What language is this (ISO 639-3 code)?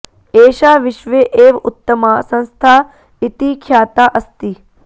san